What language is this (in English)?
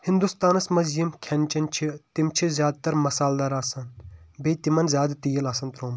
Kashmiri